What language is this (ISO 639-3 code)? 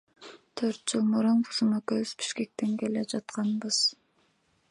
kir